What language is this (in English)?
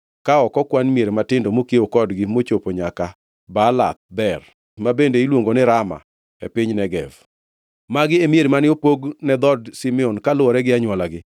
Luo (Kenya and Tanzania)